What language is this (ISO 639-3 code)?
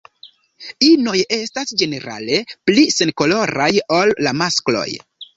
epo